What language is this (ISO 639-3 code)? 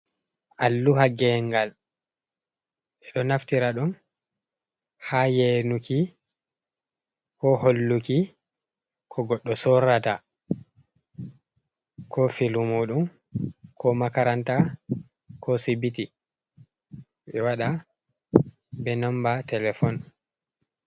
ful